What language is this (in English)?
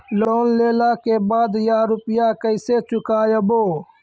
Maithili